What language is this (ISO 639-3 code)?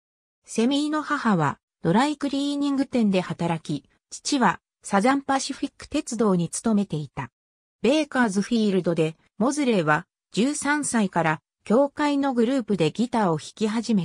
jpn